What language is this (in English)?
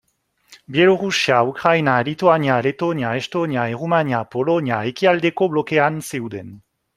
Basque